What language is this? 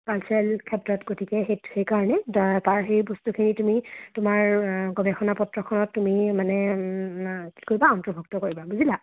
Assamese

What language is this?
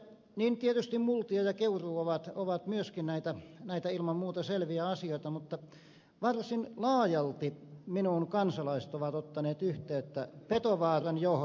Finnish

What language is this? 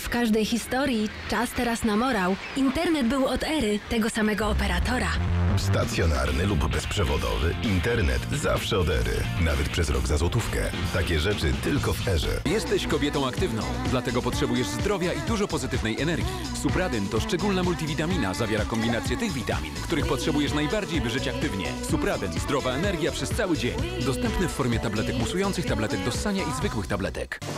Polish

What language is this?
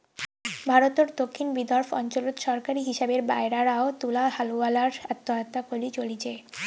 Bangla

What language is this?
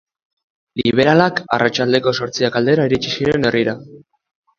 Basque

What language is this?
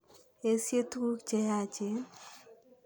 Kalenjin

